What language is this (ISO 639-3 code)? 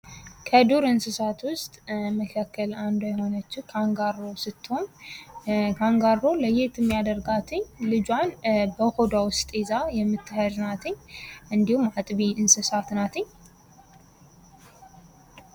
amh